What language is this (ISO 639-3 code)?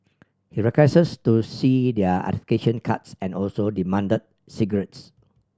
eng